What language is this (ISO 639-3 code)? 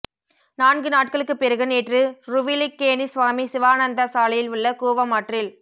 tam